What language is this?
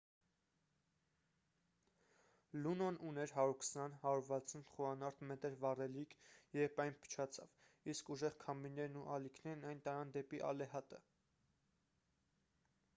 Armenian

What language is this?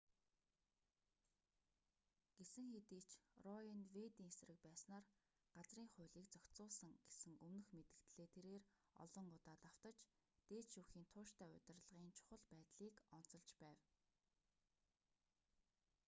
Mongolian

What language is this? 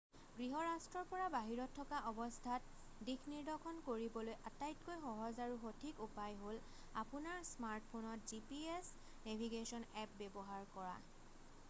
Assamese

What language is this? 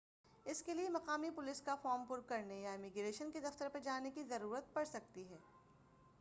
Urdu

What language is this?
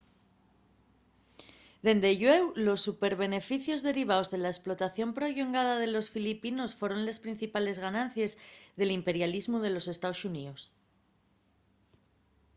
Asturian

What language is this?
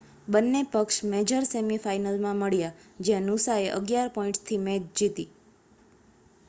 Gujarati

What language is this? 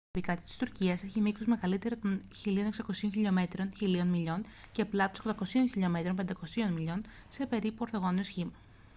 Greek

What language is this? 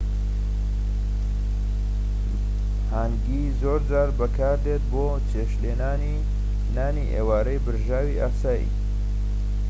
Central Kurdish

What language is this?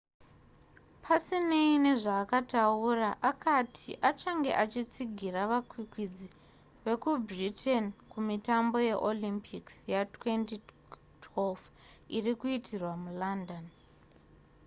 Shona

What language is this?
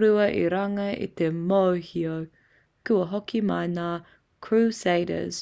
Māori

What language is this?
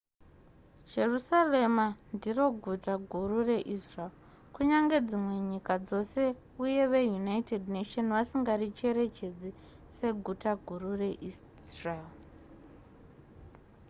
Shona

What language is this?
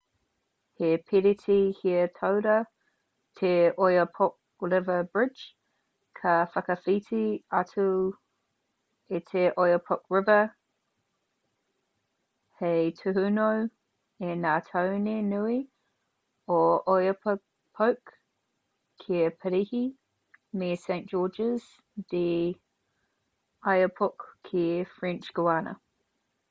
Māori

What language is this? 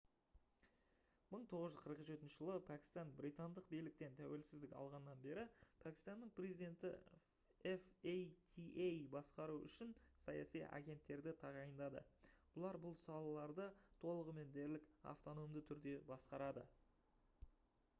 Kazakh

